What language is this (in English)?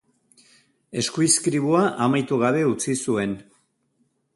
Basque